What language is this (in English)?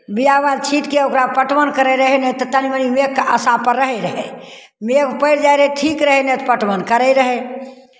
Maithili